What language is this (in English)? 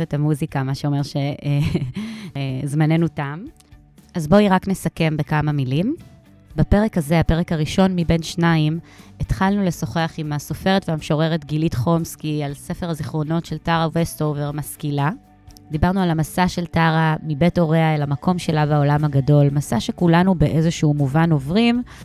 Hebrew